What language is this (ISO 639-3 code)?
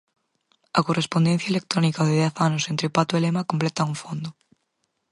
glg